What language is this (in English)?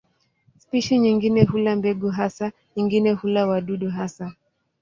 Swahili